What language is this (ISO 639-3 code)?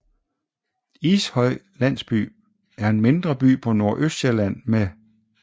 dan